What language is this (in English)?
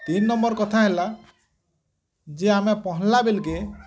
Odia